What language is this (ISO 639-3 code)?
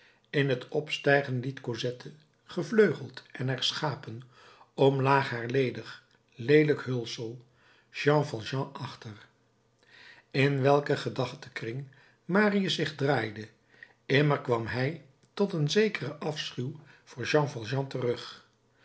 nld